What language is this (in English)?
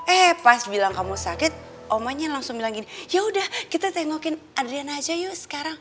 Indonesian